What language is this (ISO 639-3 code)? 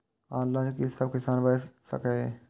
mai